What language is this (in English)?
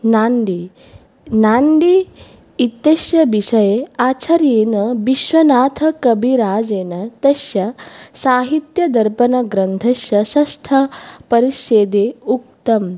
Sanskrit